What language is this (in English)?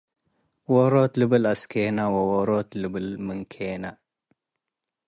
Tigre